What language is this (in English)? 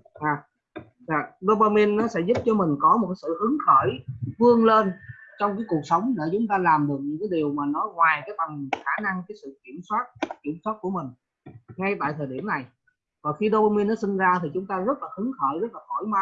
Vietnamese